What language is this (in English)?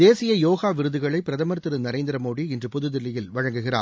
Tamil